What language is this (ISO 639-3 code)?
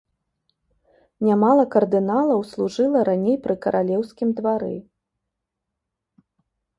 bel